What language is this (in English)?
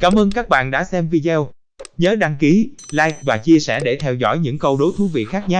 Vietnamese